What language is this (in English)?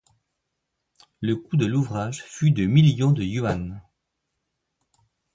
French